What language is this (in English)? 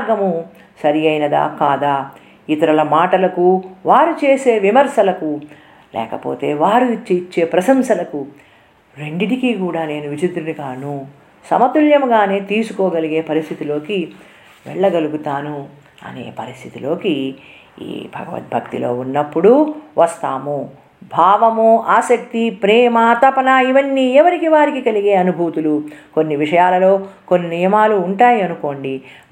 Telugu